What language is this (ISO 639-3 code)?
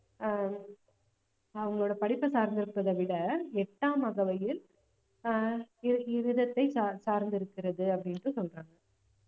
tam